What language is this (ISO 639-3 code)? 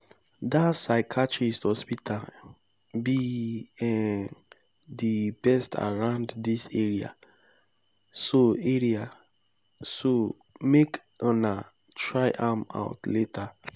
pcm